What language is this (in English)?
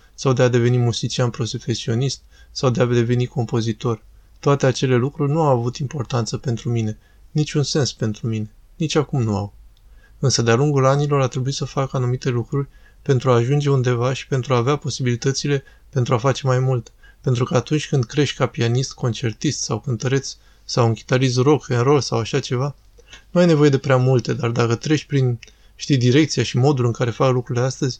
Romanian